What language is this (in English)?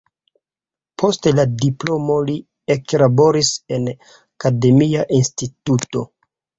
Esperanto